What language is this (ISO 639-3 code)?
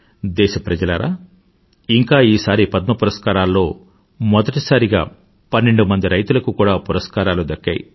tel